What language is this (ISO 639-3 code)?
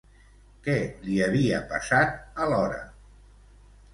cat